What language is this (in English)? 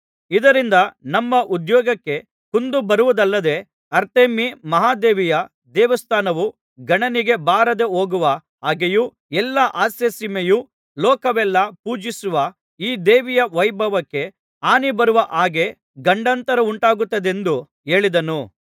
Kannada